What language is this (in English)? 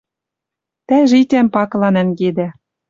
Western Mari